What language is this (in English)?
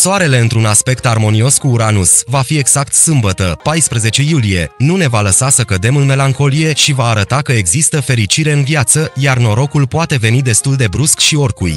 Romanian